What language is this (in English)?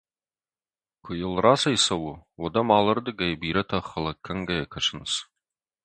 Ossetic